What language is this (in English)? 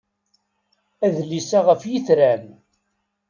Kabyle